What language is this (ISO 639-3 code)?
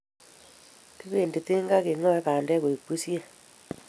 kln